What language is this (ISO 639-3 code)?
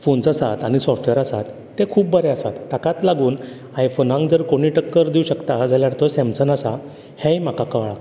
kok